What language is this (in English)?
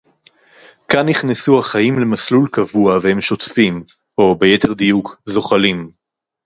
Hebrew